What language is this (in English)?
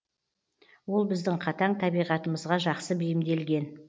Kazakh